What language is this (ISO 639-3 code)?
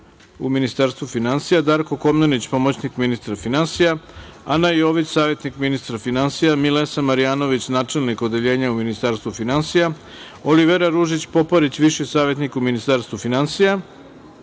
srp